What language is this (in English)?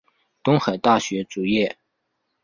Chinese